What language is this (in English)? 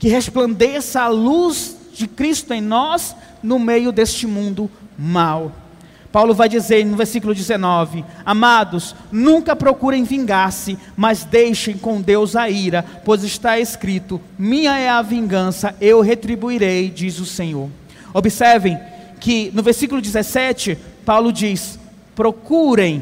Portuguese